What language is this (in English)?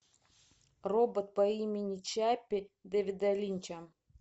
Russian